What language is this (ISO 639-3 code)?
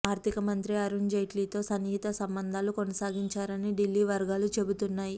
tel